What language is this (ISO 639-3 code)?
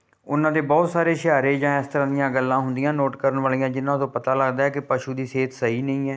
pan